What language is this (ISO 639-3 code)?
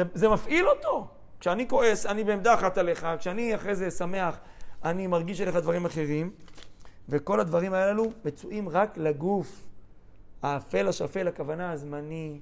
heb